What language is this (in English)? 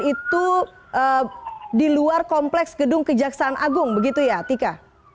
Indonesian